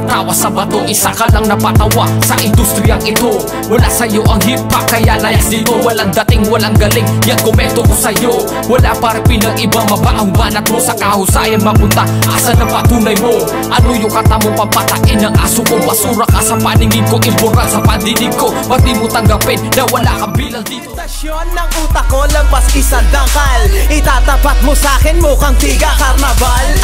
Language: Filipino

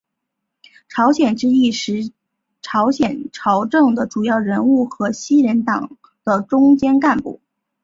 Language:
Chinese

